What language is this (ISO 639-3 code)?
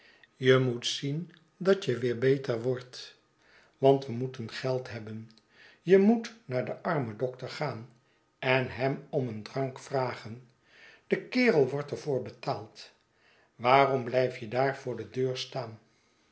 nld